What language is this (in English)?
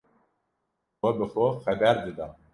Kurdish